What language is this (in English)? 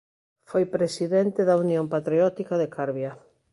Galician